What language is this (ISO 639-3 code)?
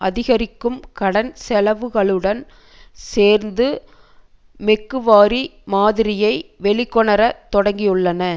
tam